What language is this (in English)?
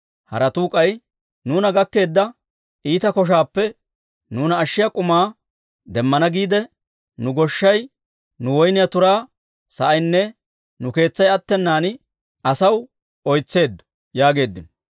Dawro